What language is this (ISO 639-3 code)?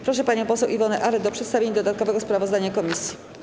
pol